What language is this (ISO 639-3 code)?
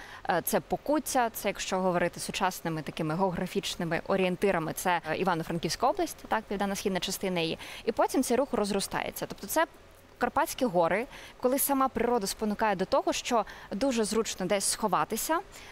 ukr